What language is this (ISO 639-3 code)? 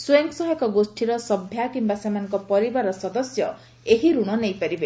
ori